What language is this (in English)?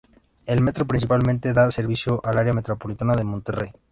Spanish